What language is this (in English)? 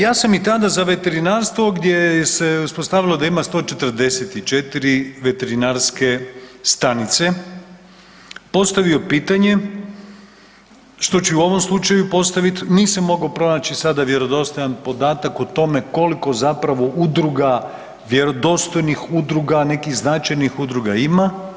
Croatian